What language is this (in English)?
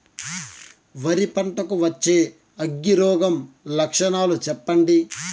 Telugu